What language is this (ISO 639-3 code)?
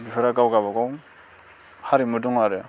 brx